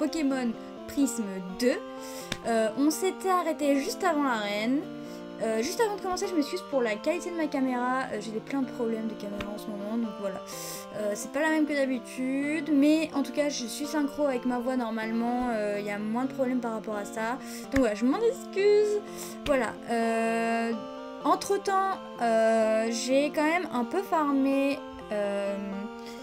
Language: French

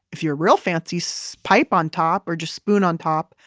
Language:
English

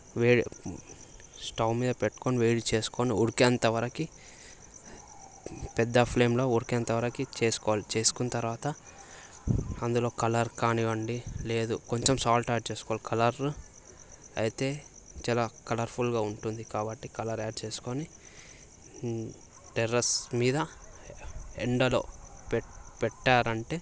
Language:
Telugu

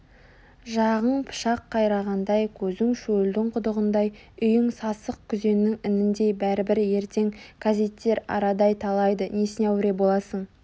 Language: Kazakh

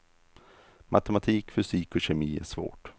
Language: Swedish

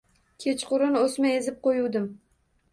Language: Uzbek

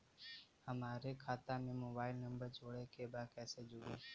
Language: Bhojpuri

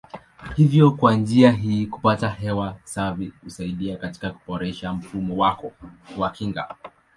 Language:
Swahili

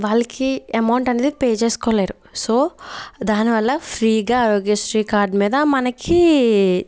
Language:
Telugu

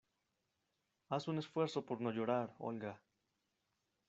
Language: Spanish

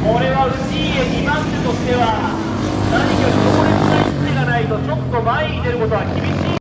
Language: Japanese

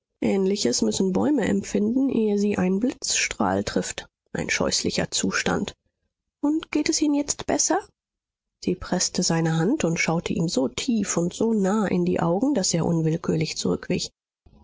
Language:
German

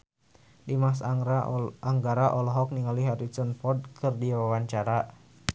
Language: Sundanese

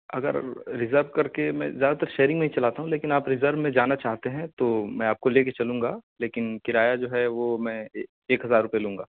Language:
Urdu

